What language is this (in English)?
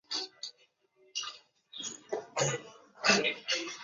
Chinese